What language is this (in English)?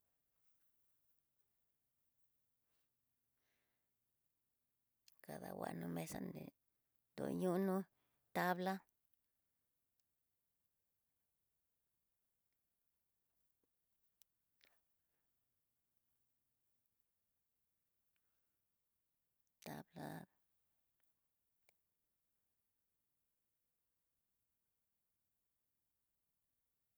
Tidaá Mixtec